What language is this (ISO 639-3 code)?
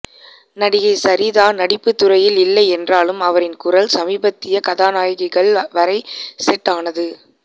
tam